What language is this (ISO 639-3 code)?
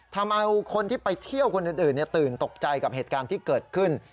tha